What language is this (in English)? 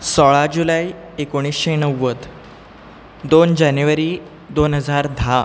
Konkani